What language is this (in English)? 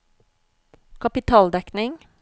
Norwegian